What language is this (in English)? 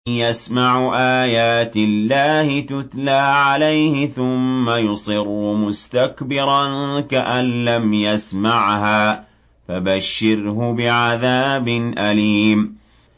Arabic